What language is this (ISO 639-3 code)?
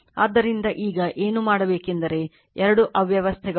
kan